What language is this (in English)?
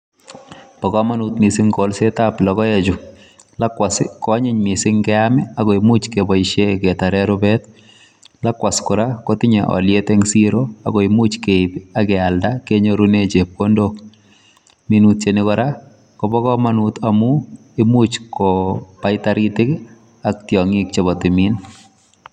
Kalenjin